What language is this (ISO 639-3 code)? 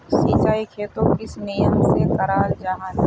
mag